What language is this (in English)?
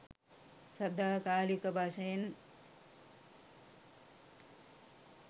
Sinhala